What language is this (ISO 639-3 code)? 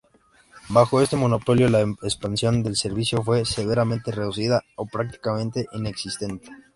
spa